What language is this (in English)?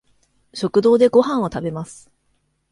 Japanese